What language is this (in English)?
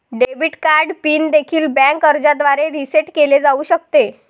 Marathi